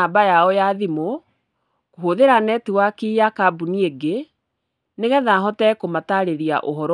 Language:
Kikuyu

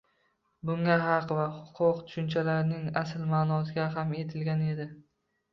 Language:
Uzbek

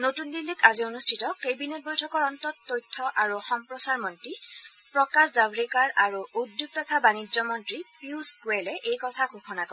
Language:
Assamese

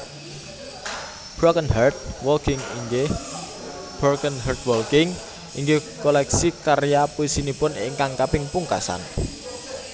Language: Javanese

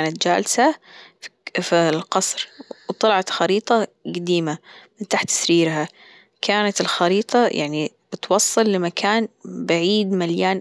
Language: Gulf Arabic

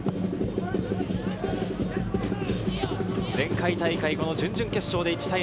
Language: Japanese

